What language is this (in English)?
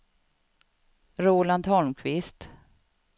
Swedish